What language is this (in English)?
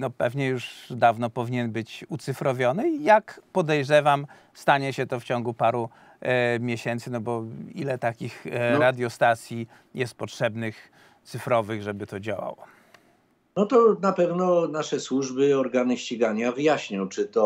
Polish